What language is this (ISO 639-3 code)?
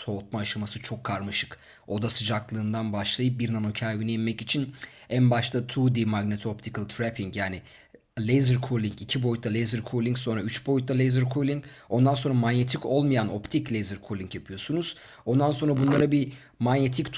tur